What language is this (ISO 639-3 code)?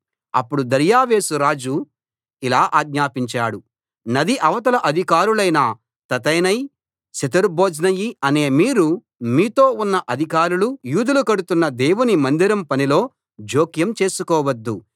tel